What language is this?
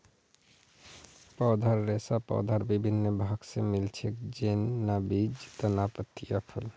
Magahi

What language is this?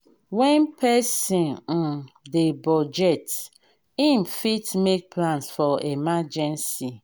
Nigerian Pidgin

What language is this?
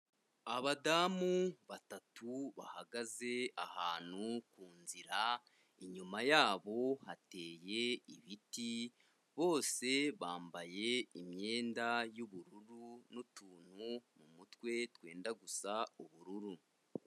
Kinyarwanda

